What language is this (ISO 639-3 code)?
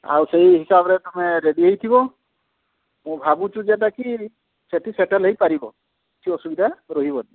ori